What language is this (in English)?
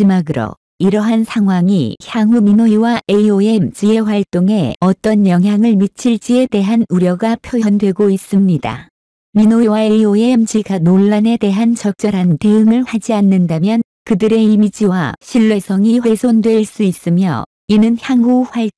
Korean